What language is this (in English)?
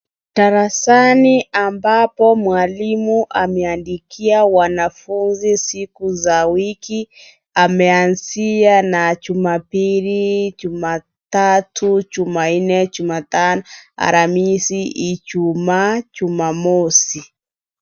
Swahili